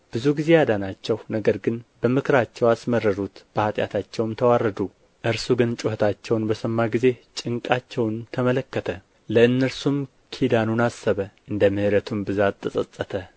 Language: Amharic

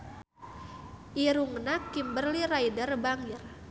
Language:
Sundanese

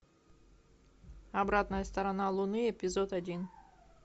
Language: Russian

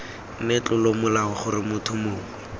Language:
Tswana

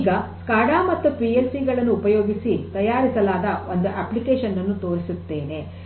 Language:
Kannada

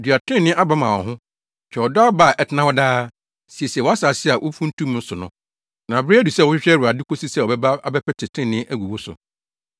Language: Akan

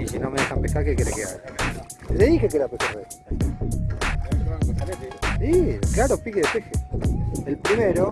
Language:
Spanish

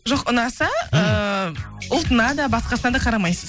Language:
Kazakh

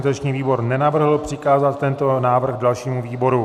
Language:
Czech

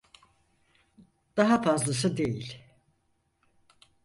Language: Turkish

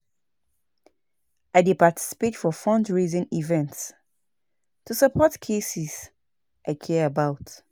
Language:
Nigerian Pidgin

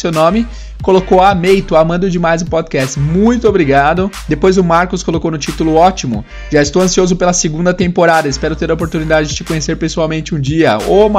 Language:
Portuguese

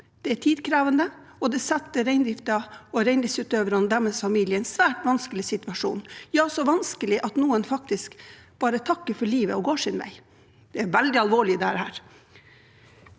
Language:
Norwegian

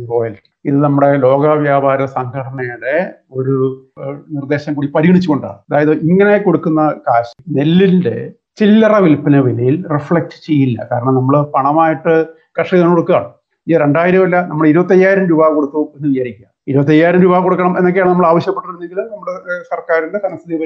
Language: Malayalam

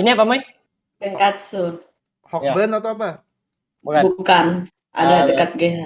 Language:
Indonesian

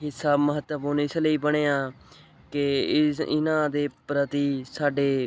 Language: Punjabi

